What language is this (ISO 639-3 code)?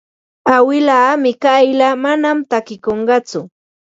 qva